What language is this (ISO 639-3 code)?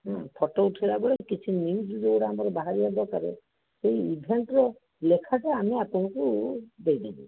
ori